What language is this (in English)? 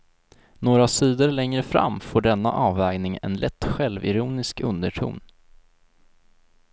Swedish